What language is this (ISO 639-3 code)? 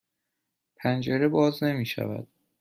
fas